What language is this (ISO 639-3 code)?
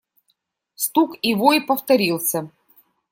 rus